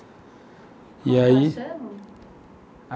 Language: Portuguese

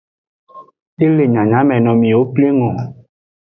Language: Aja (Benin)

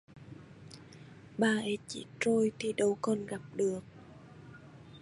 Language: Vietnamese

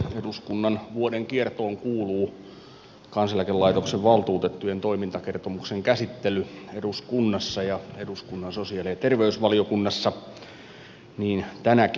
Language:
Finnish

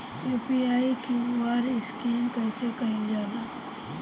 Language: Bhojpuri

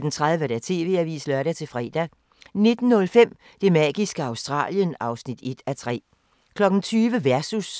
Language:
Danish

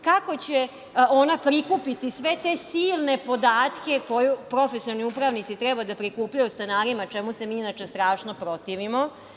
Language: Serbian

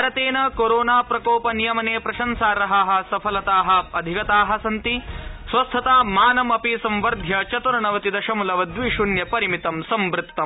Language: Sanskrit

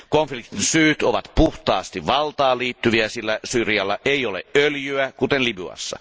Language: Finnish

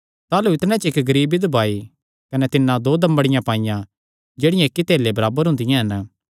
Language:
Kangri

